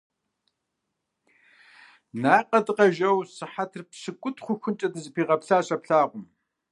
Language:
Kabardian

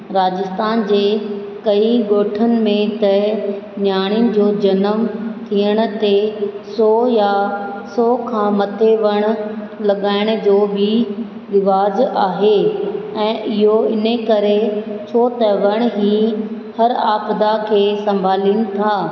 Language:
Sindhi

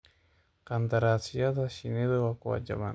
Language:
Somali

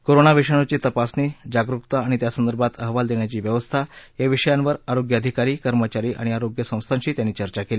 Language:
Marathi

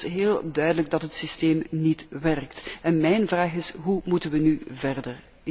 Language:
Dutch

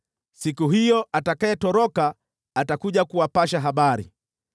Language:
Swahili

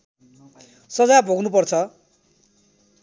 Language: Nepali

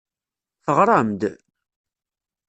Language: Kabyle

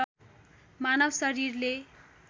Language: Nepali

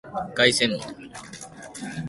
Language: Japanese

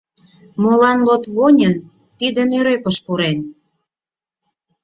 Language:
Mari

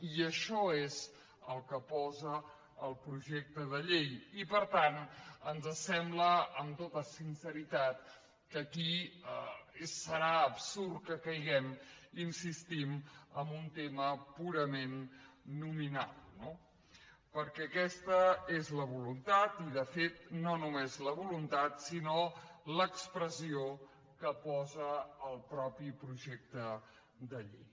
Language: Catalan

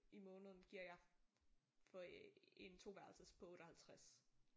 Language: Danish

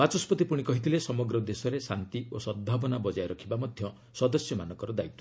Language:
Odia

